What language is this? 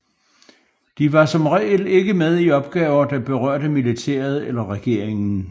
Danish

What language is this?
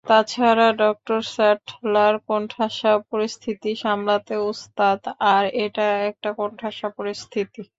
Bangla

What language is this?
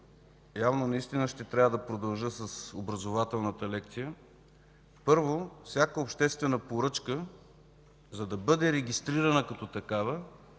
Bulgarian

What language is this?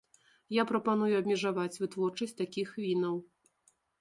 Belarusian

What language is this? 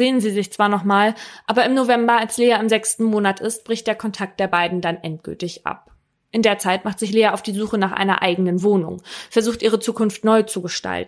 German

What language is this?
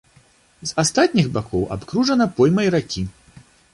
Belarusian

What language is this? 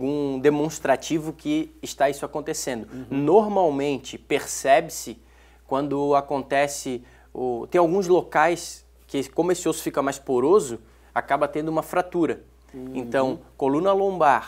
Portuguese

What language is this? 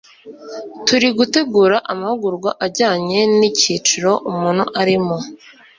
Kinyarwanda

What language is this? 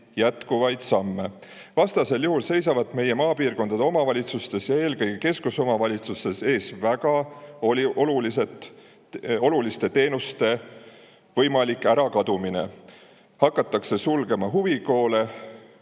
Estonian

